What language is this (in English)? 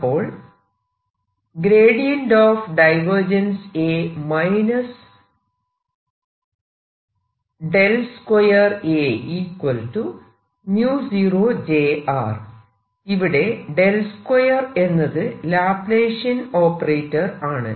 Malayalam